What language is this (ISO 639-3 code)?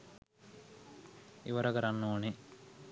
sin